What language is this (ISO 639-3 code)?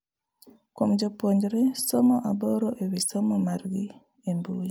luo